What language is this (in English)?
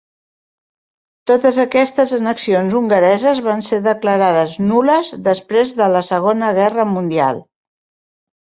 Catalan